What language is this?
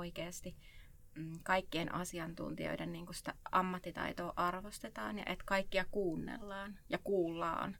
Finnish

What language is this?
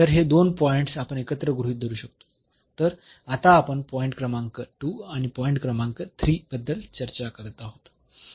Marathi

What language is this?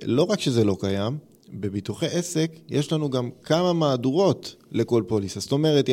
Hebrew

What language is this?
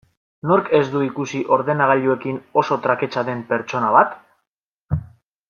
Basque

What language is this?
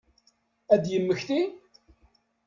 Kabyle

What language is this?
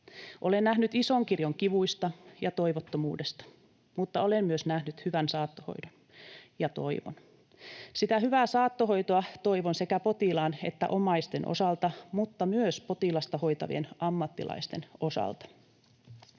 Finnish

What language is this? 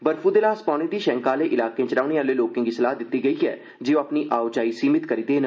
Dogri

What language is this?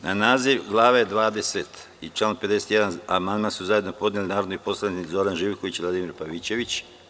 Serbian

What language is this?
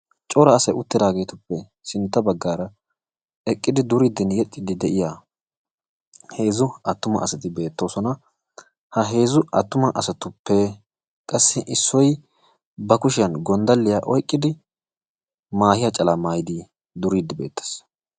Wolaytta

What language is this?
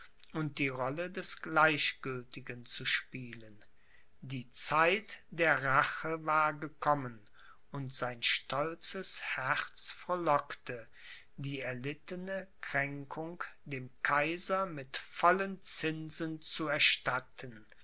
German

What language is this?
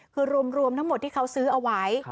Thai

